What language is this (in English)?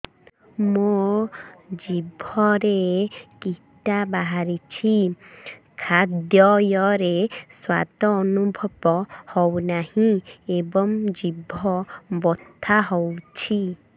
Odia